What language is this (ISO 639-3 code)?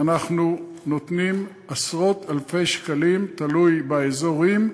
heb